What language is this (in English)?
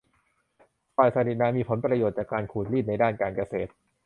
Thai